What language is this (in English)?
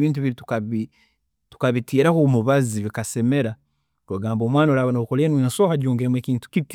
Tooro